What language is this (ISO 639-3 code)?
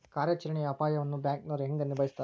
kan